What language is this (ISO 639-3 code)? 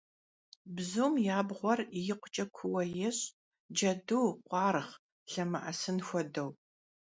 kbd